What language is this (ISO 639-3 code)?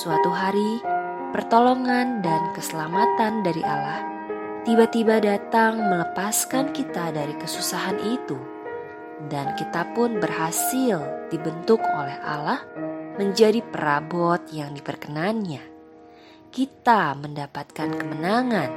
ind